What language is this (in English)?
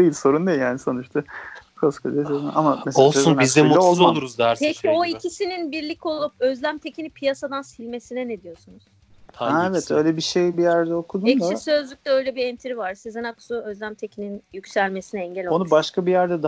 Turkish